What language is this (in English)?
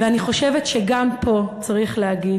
Hebrew